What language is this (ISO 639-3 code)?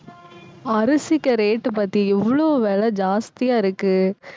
tam